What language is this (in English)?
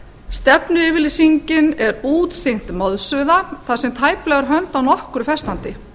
Icelandic